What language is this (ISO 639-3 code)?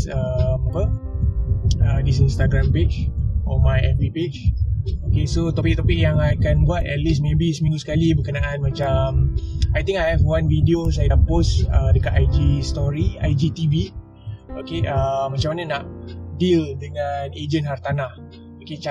msa